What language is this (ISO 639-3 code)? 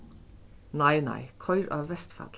fao